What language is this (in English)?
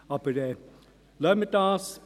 Swiss German